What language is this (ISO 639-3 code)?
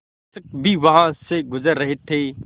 hin